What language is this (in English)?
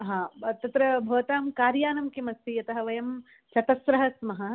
Sanskrit